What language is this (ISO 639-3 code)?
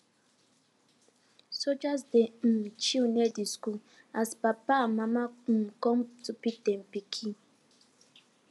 pcm